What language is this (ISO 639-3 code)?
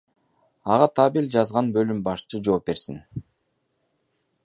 kir